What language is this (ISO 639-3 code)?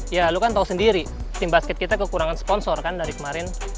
ind